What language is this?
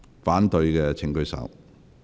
Cantonese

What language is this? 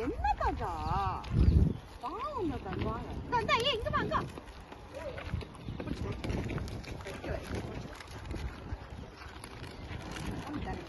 Korean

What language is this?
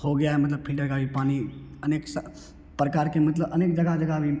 Hindi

